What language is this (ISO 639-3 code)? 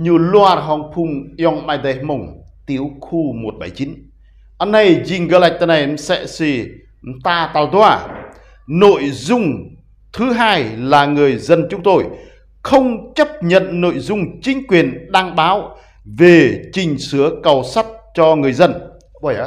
vie